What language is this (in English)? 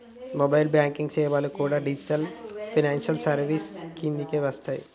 Telugu